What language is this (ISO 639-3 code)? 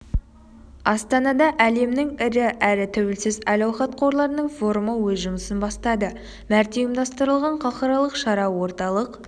kaz